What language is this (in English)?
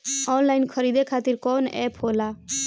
Bhojpuri